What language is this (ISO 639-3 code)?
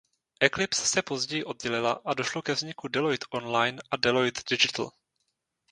ces